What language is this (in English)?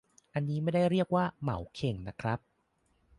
Thai